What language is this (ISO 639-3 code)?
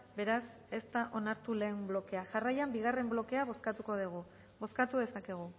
eus